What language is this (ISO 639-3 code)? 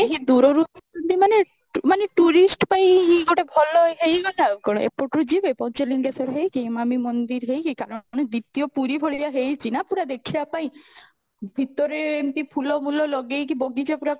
ori